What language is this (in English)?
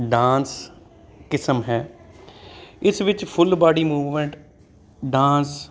Punjabi